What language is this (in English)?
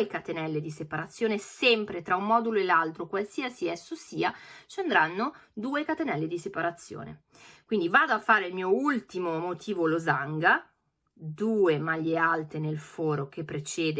Italian